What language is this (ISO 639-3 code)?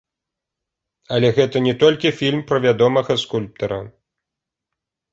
bel